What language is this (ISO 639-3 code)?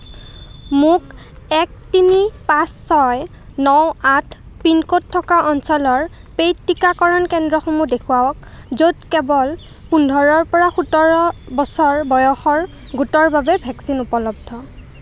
asm